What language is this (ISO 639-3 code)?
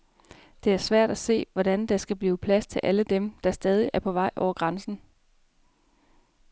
dan